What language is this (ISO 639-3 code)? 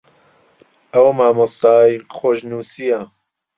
ckb